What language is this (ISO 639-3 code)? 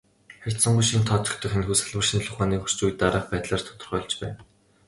mon